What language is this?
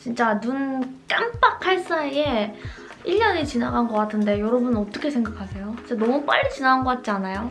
Korean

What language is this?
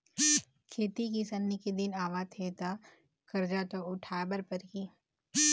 Chhattisgarhi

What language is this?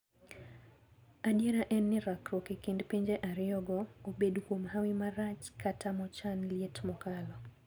Luo (Kenya and Tanzania)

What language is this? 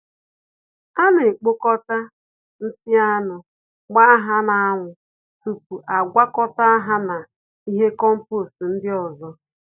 Igbo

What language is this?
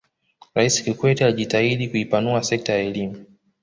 Swahili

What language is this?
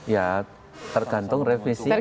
Indonesian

